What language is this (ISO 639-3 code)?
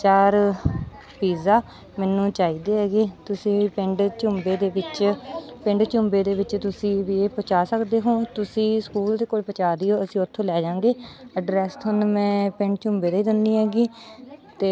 pan